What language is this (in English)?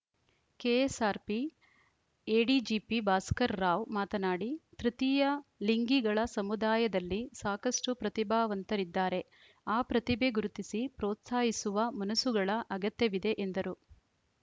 Kannada